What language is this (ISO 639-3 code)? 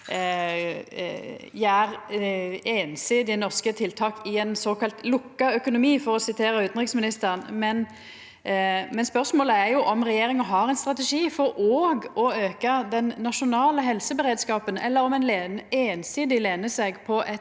nor